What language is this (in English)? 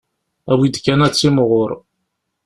Kabyle